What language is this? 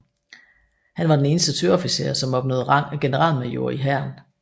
Danish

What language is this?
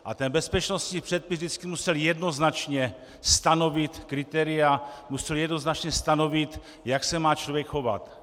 Czech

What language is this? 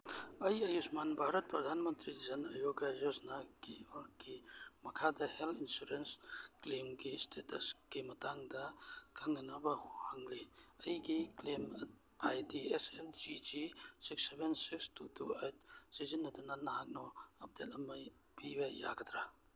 Manipuri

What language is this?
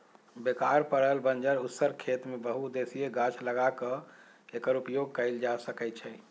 Magahi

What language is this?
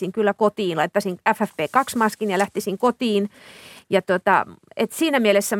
Finnish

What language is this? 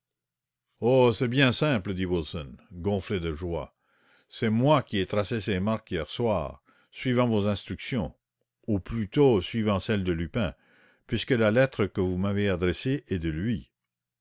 French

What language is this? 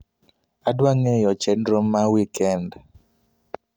Luo (Kenya and Tanzania)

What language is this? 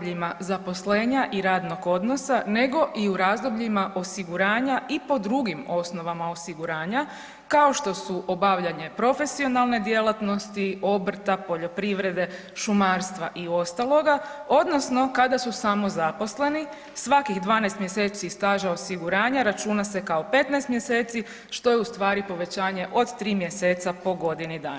Croatian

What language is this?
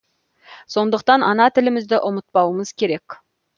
Kazakh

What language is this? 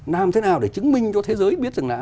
Vietnamese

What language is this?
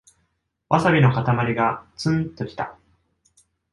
Japanese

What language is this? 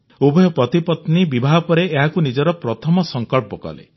Odia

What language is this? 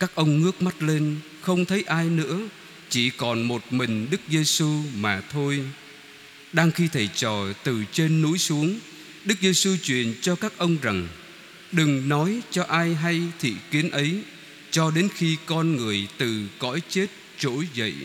Vietnamese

